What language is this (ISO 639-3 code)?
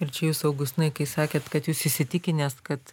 lit